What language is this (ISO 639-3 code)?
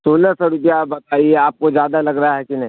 urd